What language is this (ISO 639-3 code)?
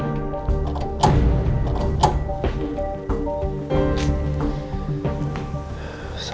ind